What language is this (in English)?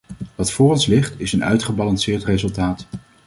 Dutch